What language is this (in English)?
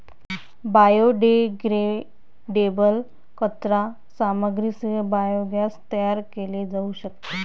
Marathi